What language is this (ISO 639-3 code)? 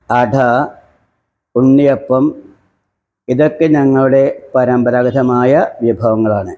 mal